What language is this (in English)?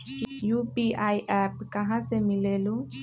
Magahi